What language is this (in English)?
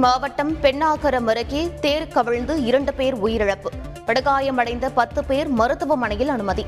Tamil